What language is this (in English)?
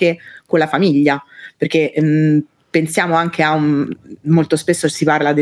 Italian